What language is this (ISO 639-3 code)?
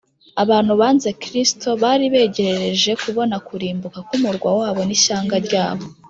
kin